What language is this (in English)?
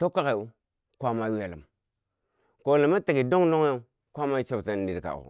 Bangwinji